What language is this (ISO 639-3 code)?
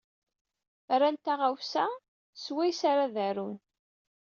kab